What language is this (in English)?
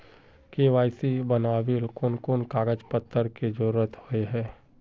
Magahi